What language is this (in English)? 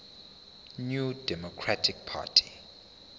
Zulu